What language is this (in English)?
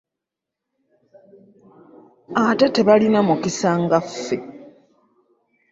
Ganda